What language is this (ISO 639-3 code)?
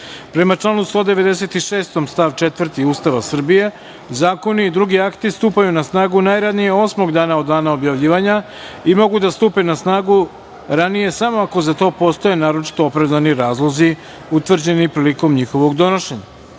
srp